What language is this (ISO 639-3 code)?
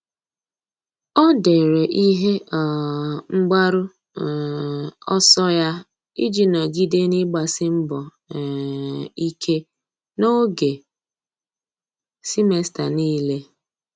ibo